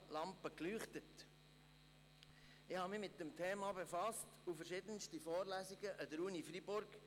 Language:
Swiss German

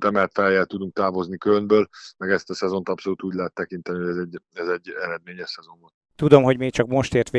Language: Hungarian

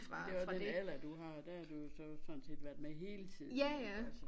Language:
Danish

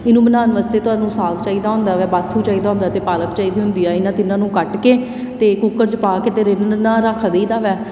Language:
Punjabi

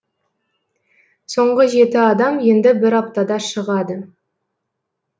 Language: Kazakh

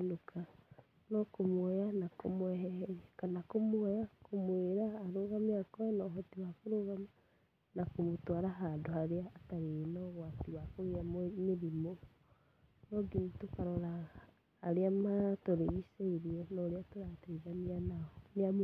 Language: Kikuyu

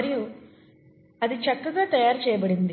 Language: Telugu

